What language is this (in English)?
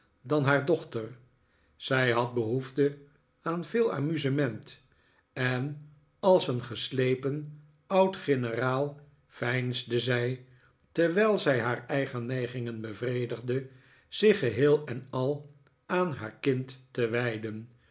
Dutch